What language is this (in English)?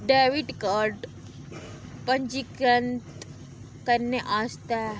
Dogri